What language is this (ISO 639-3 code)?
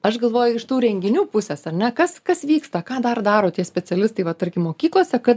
lit